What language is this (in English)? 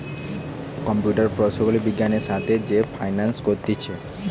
Bangla